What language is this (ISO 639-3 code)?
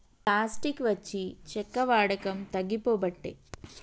tel